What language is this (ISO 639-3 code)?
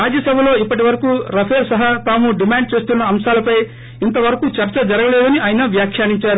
tel